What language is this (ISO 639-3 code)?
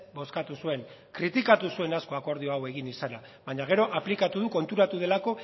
eus